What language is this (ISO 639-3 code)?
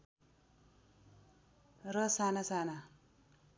nep